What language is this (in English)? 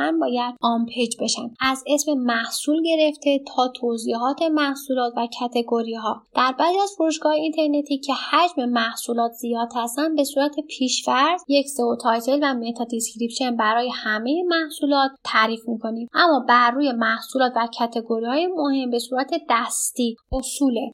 Persian